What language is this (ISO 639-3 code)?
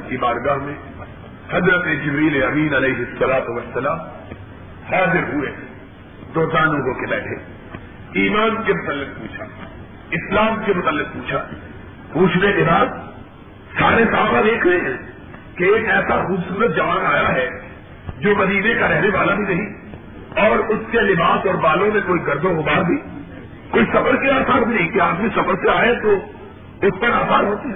urd